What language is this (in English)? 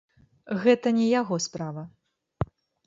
Belarusian